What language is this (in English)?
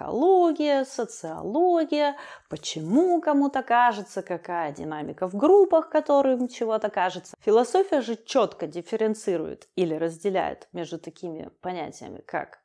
Russian